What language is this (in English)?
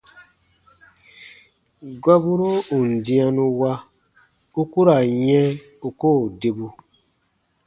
Baatonum